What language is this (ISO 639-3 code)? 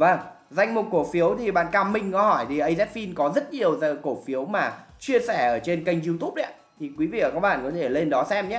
vie